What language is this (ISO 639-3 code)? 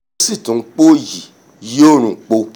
yor